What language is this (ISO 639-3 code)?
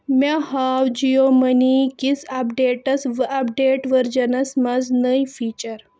kas